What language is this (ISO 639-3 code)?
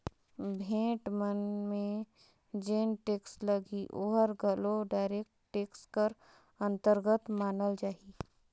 hne